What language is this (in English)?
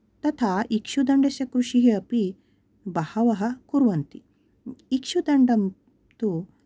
Sanskrit